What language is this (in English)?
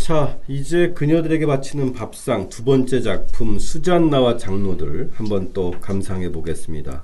Korean